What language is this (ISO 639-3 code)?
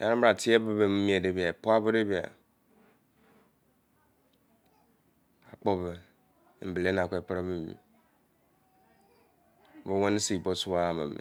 ijc